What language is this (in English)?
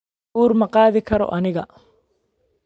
Somali